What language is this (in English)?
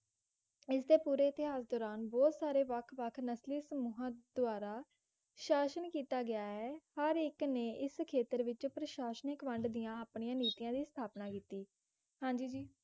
Punjabi